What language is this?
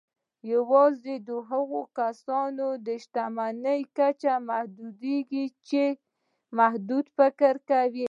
Pashto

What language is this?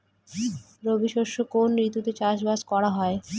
Bangla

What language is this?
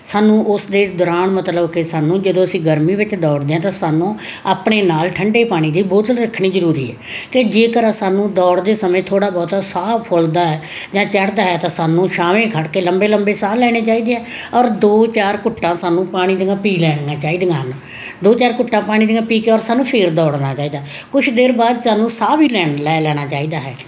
Punjabi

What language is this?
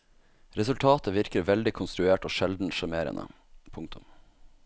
Norwegian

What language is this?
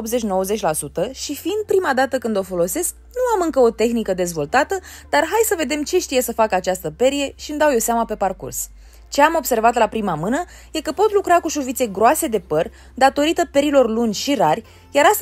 Romanian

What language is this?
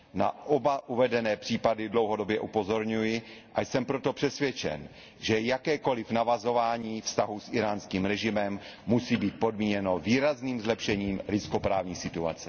Czech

